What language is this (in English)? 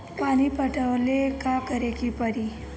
Bhojpuri